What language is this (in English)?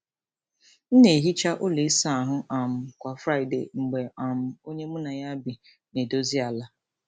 Igbo